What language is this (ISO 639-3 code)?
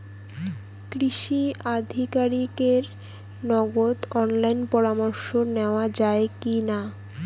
ben